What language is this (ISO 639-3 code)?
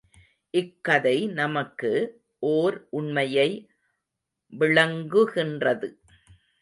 tam